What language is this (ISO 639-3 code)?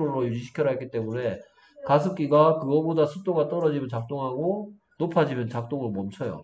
kor